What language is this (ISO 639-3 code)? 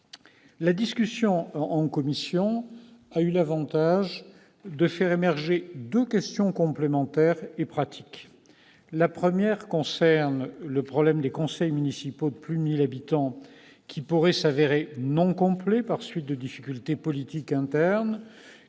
fra